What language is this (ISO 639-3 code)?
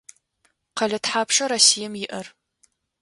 ady